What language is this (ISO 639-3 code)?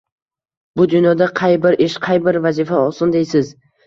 uzb